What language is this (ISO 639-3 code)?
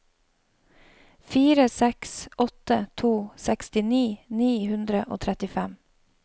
nor